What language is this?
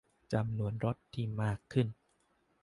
Thai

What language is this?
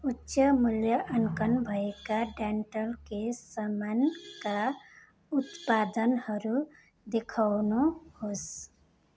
Nepali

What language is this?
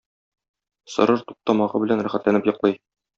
Tatar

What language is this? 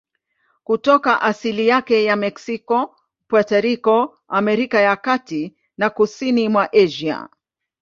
Swahili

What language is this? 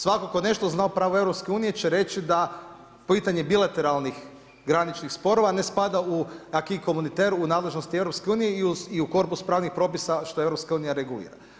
Croatian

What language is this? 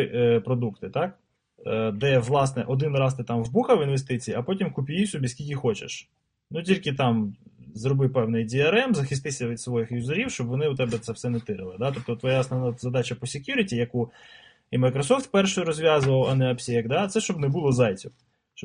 Ukrainian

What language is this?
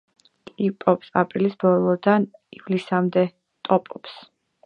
Georgian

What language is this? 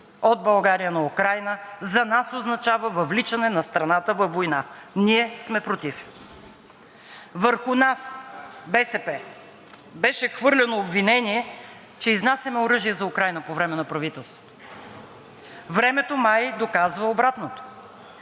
Bulgarian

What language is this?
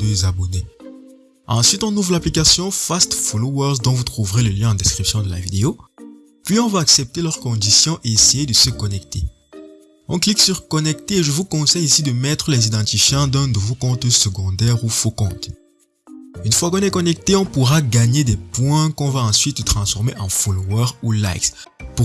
French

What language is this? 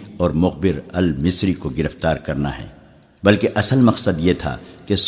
Urdu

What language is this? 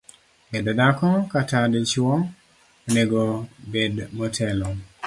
Luo (Kenya and Tanzania)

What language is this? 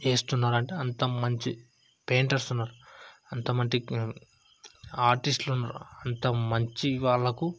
Telugu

